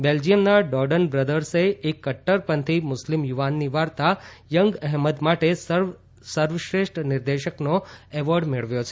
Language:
Gujarati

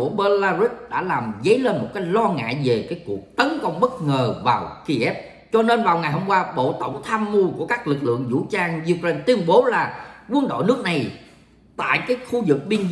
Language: Vietnamese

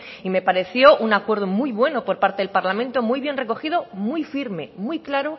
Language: Spanish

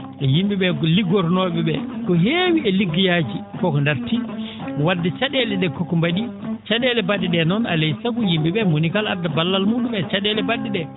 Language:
Fula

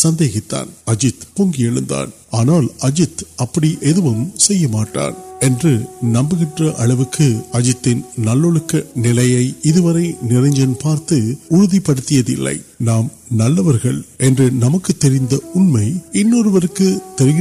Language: Urdu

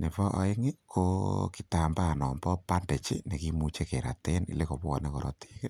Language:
Kalenjin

